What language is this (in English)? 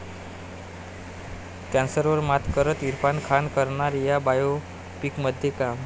Marathi